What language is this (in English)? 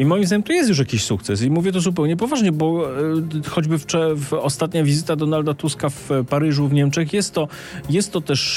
Polish